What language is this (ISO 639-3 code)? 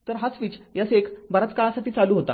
mar